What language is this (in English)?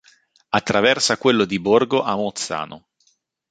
Italian